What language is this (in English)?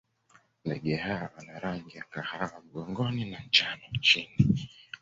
Swahili